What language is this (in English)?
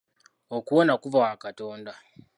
Ganda